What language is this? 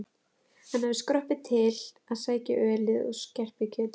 Icelandic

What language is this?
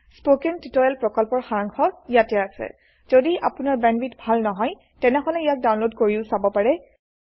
Assamese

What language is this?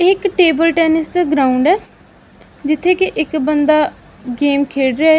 Punjabi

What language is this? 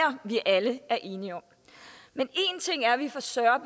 Danish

